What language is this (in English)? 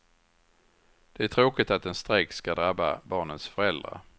Swedish